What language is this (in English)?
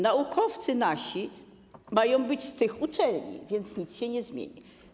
Polish